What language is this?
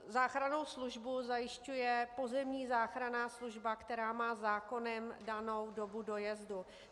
Czech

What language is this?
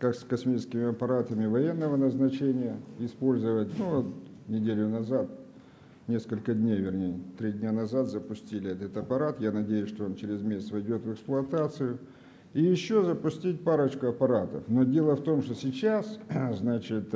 Russian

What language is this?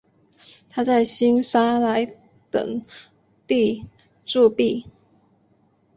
Chinese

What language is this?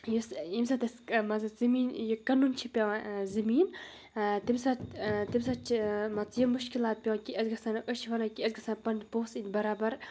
Kashmiri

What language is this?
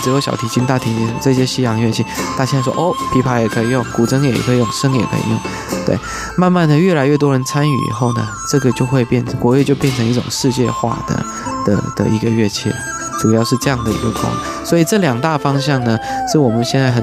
Chinese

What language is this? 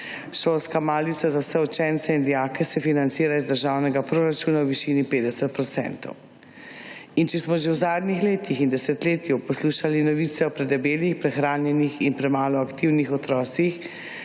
Slovenian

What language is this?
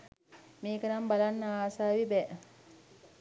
Sinhala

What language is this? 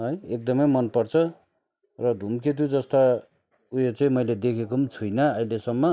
Nepali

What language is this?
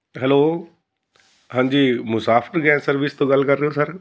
Punjabi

